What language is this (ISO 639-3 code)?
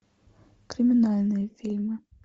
rus